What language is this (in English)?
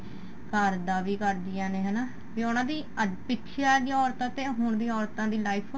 Punjabi